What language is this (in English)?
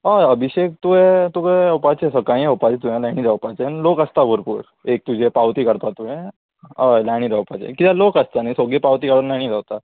Konkani